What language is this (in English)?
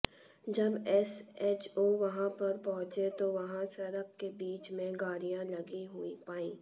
Hindi